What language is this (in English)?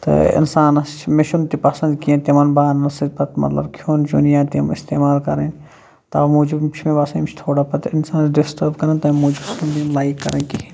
Kashmiri